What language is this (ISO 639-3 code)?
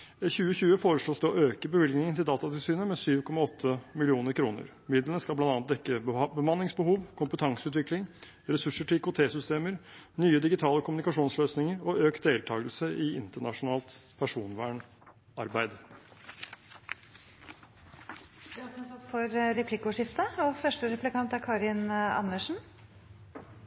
nob